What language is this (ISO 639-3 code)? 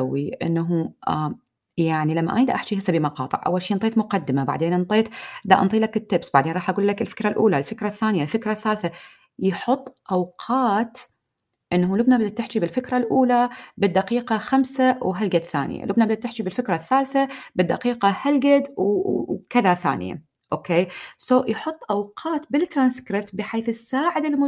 ara